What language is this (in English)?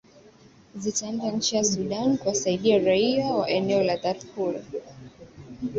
Swahili